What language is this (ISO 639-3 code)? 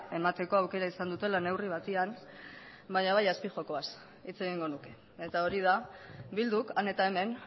eus